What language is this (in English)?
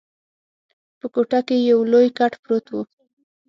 Pashto